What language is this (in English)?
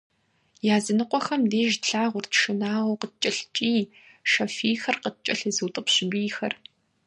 Kabardian